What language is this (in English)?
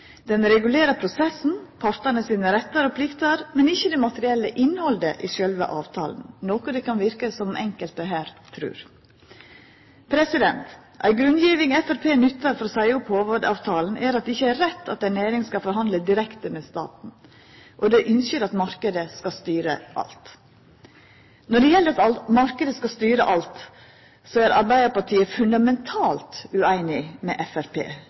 Norwegian Nynorsk